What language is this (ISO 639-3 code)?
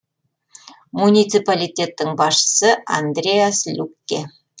kaz